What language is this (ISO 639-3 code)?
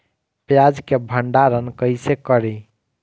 bho